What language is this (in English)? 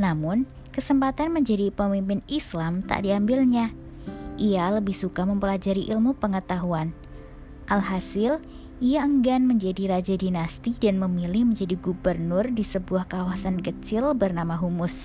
Indonesian